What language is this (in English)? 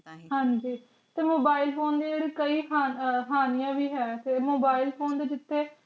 Punjabi